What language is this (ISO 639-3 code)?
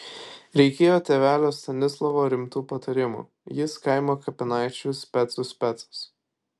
lit